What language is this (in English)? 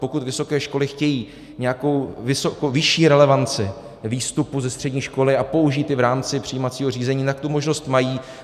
Czech